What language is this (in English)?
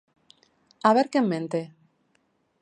Galician